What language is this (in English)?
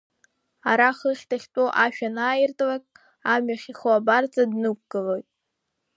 Abkhazian